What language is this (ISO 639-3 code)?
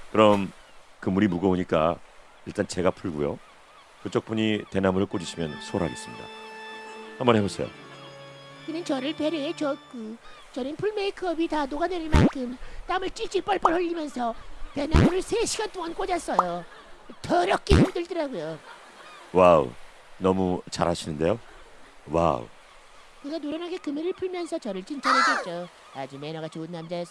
kor